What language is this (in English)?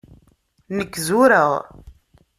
Kabyle